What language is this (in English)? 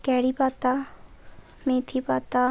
Bangla